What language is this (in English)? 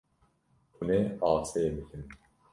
Kurdish